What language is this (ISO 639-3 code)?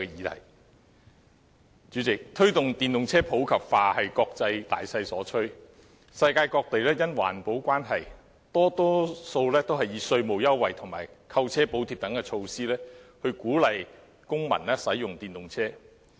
yue